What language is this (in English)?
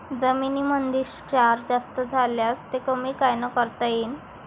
Marathi